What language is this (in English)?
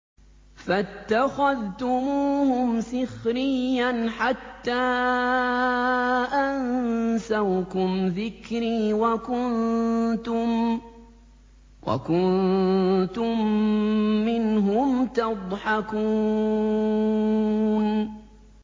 Arabic